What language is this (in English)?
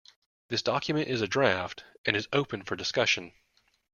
English